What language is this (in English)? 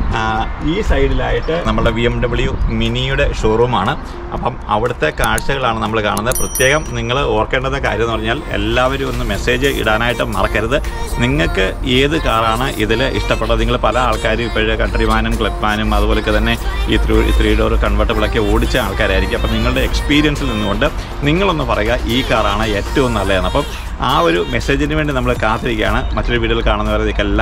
Thai